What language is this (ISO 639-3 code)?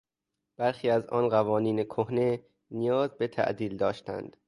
fas